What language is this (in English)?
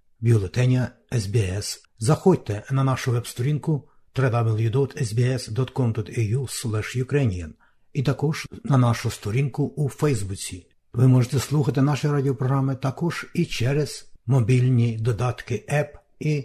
Ukrainian